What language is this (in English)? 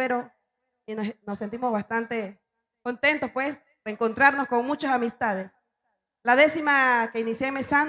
Spanish